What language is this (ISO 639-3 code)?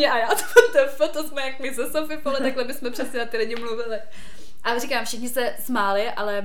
ces